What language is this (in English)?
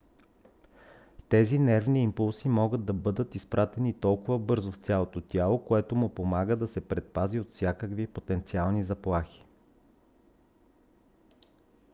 Bulgarian